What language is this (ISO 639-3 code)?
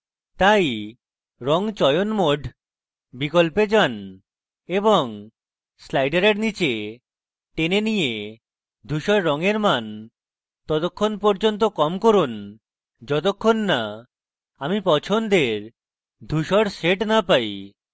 ben